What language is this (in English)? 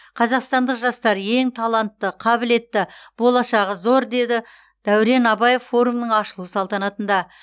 Kazakh